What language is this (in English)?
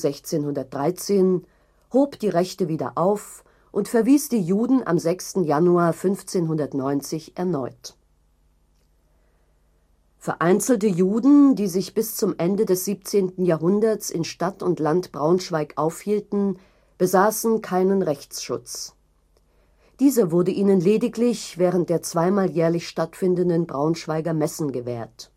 German